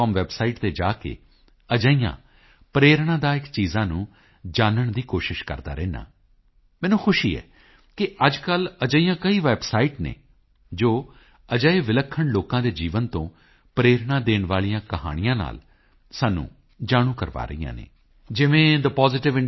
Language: Punjabi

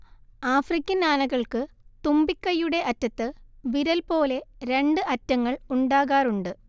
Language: Malayalam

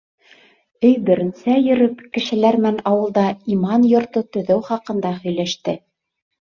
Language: Bashkir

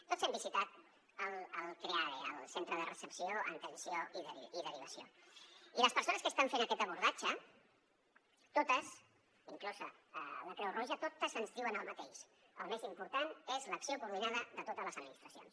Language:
Catalan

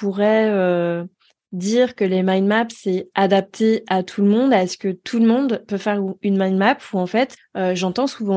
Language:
French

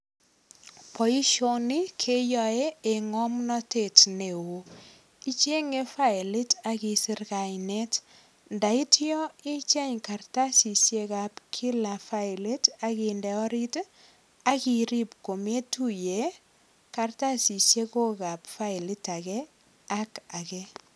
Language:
Kalenjin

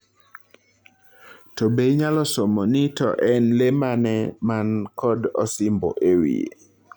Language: Luo (Kenya and Tanzania)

